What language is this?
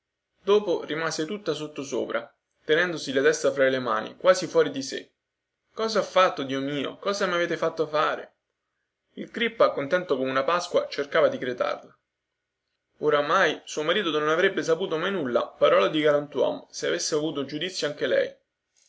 Italian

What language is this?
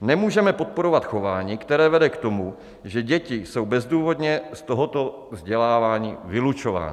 Czech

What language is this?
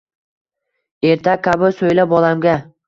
Uzbek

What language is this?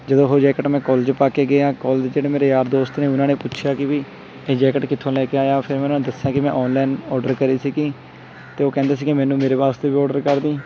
Punjabi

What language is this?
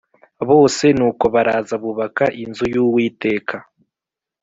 Kinyarwanda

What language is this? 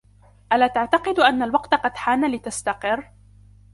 Arabic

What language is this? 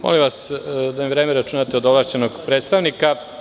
Serbian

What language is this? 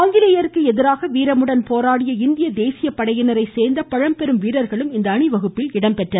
Tamil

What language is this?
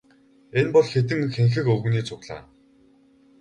Mongolian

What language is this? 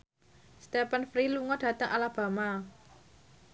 Javanese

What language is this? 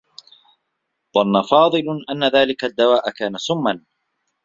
Arabic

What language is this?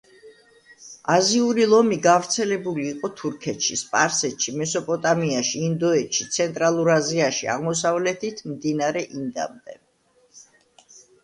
Georgian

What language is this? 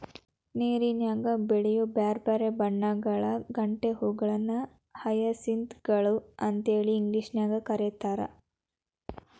Kannada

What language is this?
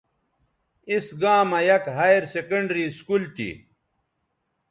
Bateri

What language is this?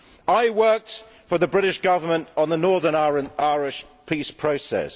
English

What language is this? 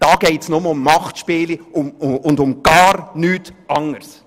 Swiss German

